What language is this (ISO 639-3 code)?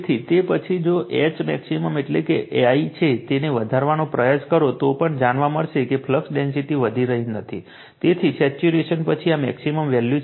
guj